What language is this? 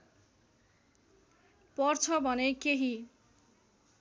Nepali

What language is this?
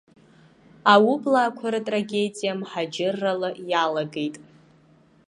Abkhazian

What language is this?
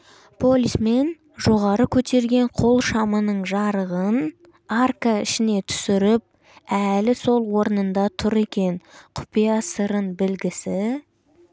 Kazakh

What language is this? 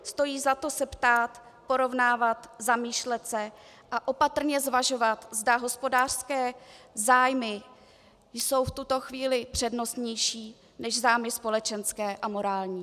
Czech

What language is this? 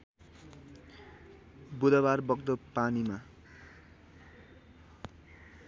Nepali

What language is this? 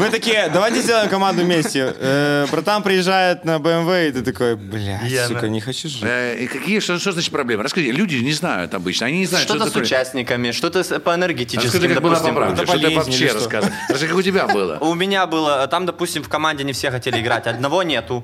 Russian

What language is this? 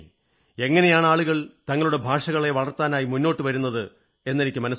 Malayalam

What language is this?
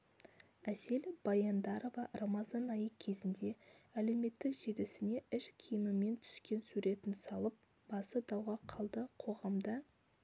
Kazakh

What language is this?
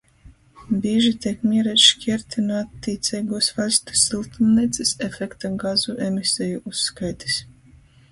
Latgalian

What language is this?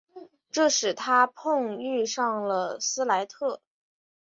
Chinese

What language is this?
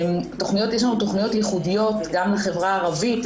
Hebrew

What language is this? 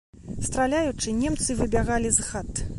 Belarusian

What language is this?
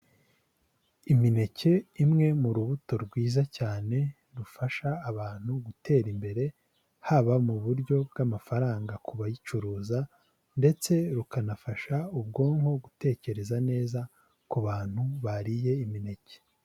Kinyarwanda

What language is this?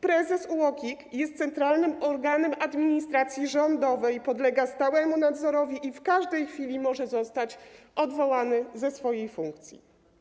Polish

